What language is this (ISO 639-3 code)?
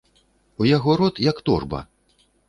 bel